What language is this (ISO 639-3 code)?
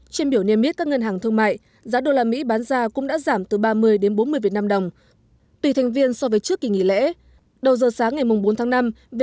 vie